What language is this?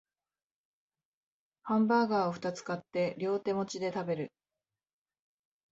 Japanese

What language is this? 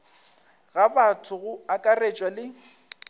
Northern Sotho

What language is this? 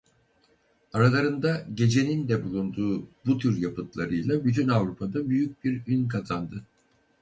Turkish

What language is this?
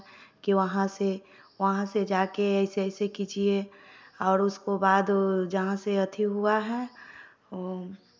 Hindi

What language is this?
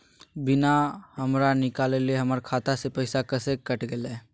Magahi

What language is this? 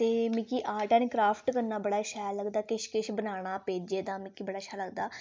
Dogri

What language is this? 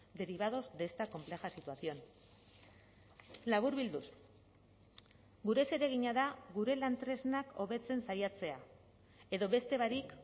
Basque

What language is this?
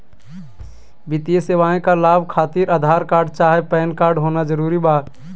Magahi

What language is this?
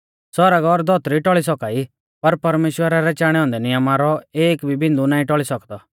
Mahasu Pahari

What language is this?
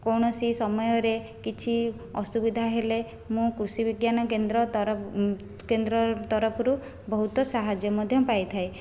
Odia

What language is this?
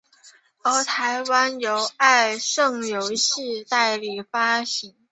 Chinese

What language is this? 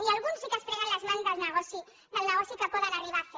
Catalan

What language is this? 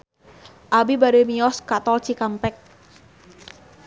Sundanese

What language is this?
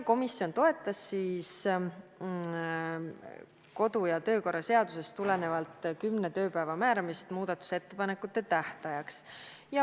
Estonian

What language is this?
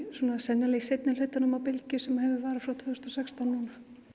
Icelandic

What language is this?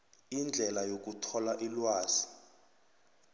South Ndebele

